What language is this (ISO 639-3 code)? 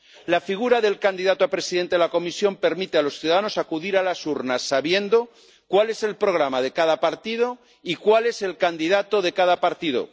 spa